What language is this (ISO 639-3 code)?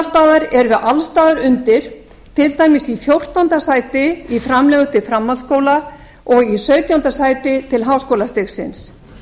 isl